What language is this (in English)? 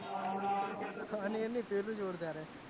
Gujarati